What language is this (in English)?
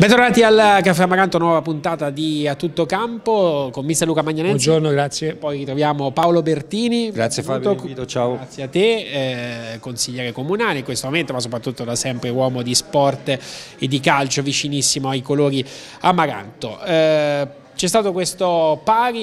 Italian